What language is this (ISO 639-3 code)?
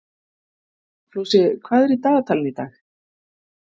isl